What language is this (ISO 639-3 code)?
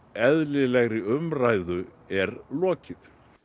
isl